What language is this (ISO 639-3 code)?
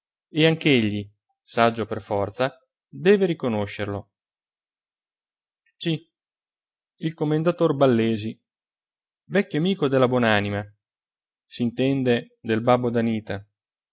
ita